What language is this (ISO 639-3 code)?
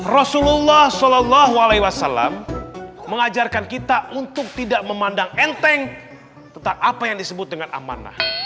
ind